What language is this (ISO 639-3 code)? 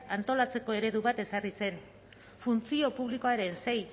eus